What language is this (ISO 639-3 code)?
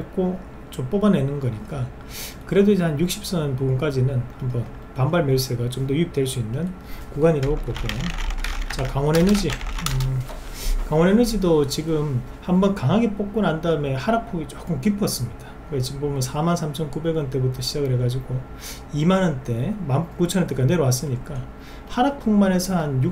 kor